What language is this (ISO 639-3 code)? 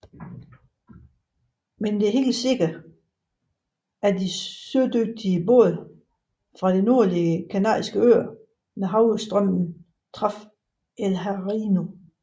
dan